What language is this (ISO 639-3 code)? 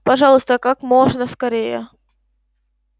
rus